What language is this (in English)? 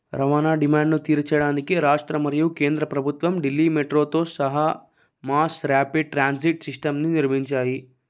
Telugu